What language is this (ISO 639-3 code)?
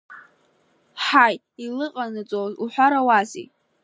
abk